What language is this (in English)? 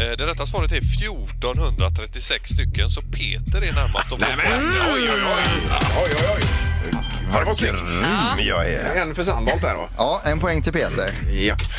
Swedish